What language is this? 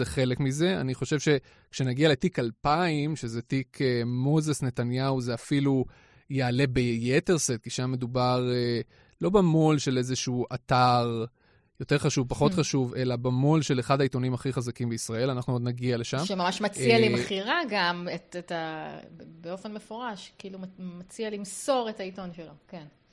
Hebrew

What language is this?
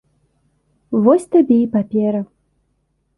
Belarusian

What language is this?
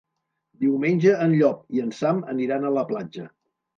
Catalan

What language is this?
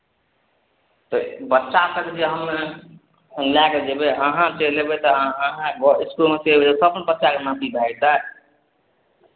Maithili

